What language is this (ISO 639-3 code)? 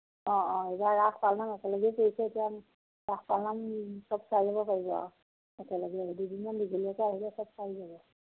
asm